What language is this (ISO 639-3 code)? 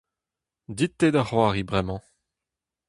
bre